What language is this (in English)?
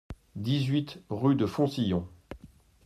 French